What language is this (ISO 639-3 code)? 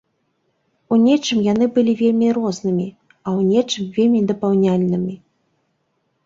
bel